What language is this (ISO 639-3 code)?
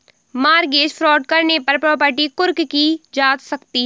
hin